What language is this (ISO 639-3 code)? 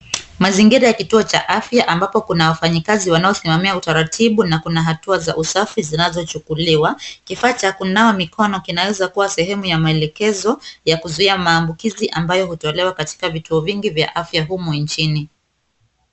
swa